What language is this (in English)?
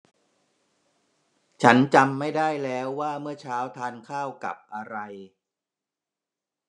Thai